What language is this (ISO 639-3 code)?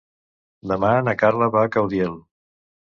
cat